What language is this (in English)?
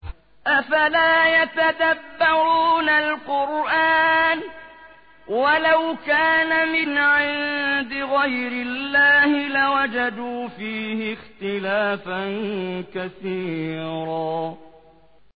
Arabic